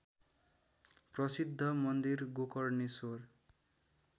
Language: Nepali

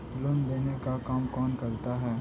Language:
Magahi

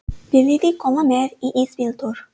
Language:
Icelandic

